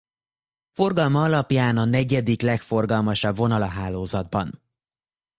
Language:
Hungarian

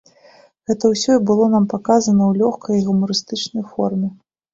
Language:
Belarusian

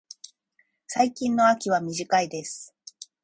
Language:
Japanese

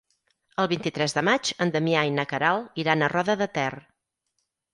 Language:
Catalan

